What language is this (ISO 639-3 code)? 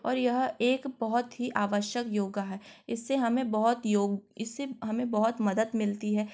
hin